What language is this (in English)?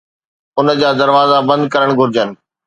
Sindhi